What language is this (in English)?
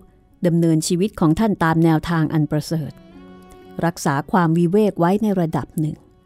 Thai